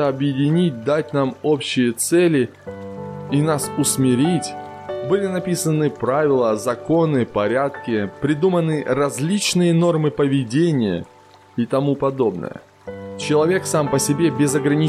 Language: Russian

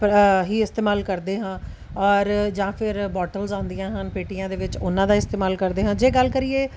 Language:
Punjabi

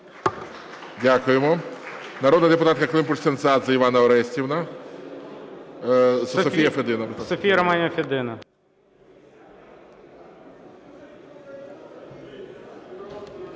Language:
Ukrainian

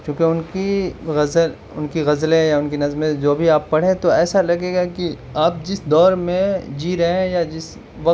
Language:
Urdu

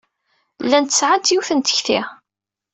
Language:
Kabyle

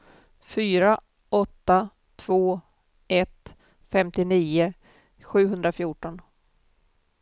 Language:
Swedish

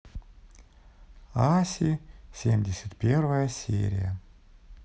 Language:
Russian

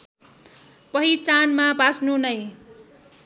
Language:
Nepali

